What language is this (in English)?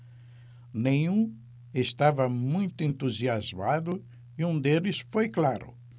Portuguese